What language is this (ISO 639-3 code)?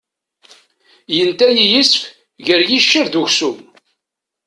kab